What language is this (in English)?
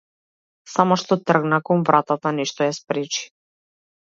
Macedonian